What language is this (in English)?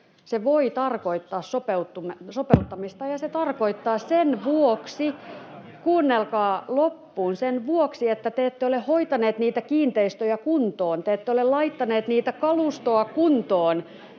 Finnish